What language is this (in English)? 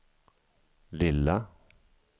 Swedish